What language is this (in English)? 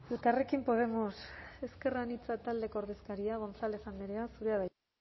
Basque